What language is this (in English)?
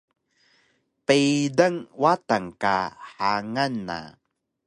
Taroko